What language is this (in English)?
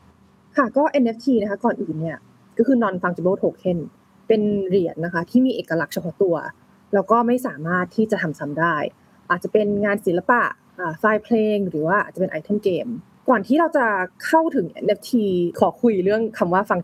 Thai